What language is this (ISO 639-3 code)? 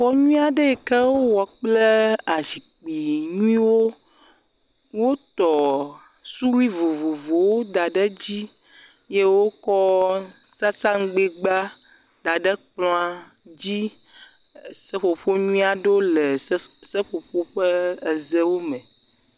ewe